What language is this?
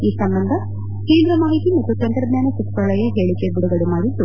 Kannada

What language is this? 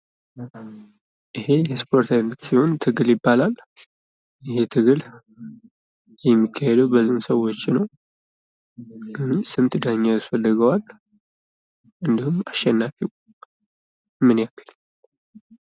Amharic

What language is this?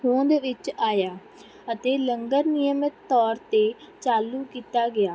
Punjabi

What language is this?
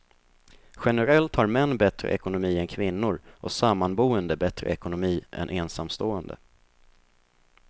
Swedish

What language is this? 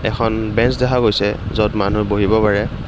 Assamese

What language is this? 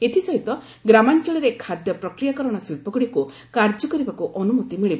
Odia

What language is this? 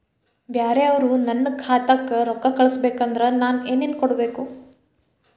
Kannada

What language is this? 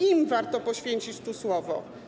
Polish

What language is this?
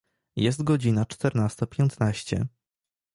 Polish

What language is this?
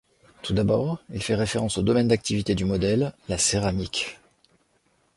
French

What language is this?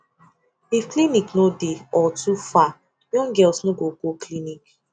Nigerian Pidgin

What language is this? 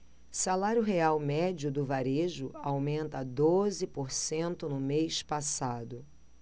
Portuguese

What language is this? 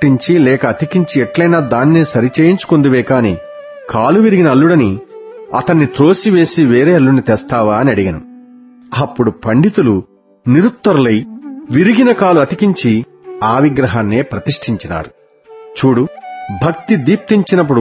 Telugu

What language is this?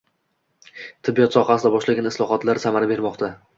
Uzbek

